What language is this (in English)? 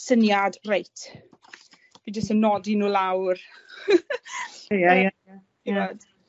Welsh